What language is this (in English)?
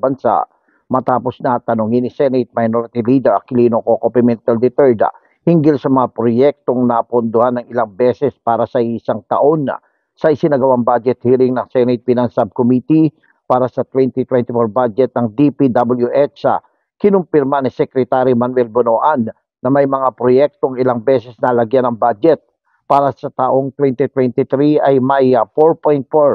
Filipino